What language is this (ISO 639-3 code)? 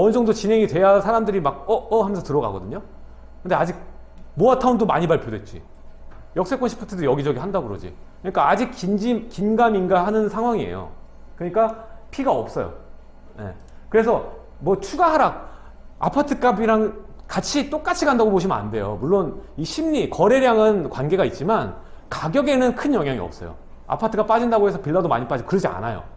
kor